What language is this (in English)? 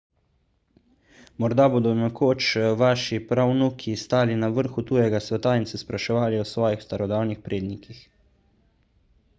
Slovenian